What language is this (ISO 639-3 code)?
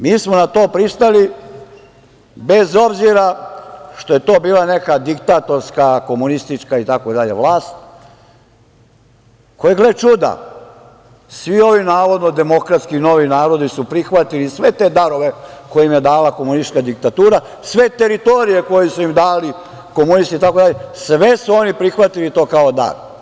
srp